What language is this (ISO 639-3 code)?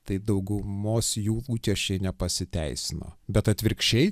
lit